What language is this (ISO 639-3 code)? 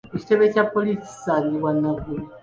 lug